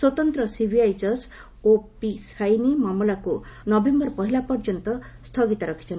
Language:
Odia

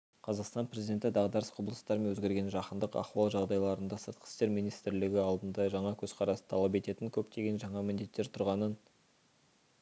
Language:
Kazakh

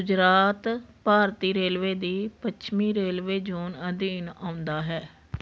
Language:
Punjabi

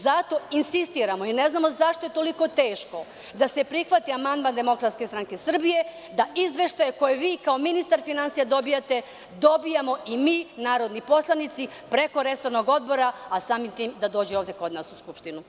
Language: Serbian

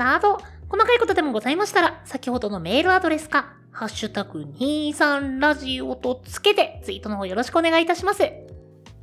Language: Japanese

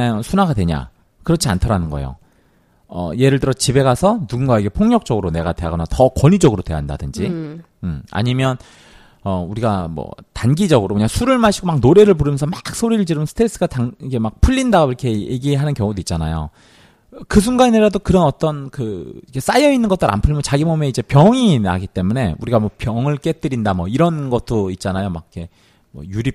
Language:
Korean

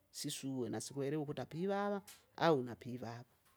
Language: Kinga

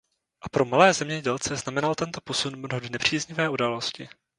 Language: Czech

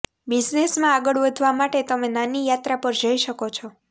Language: Gujarati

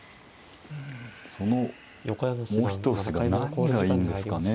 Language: Japanese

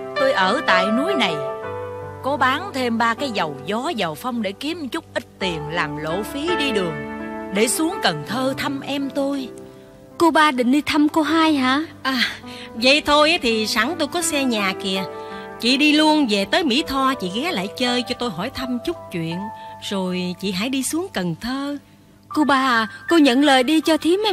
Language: Vietnamese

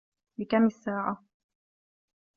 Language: Arabic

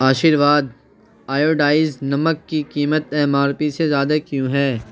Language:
Urdu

